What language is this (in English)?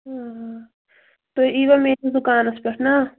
Kashmiri